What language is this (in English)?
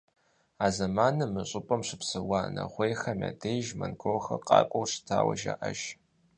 Kabardian